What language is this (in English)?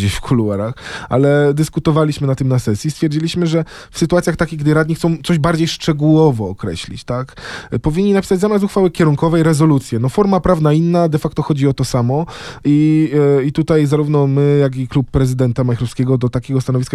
Polish